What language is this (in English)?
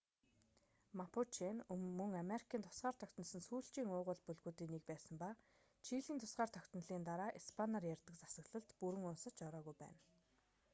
Mongolian